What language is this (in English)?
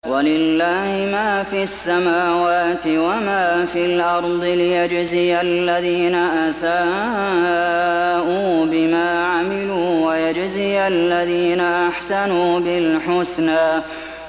Arabic